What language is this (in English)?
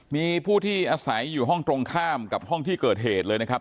Thai